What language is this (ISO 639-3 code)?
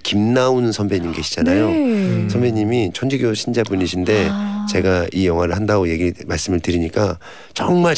kor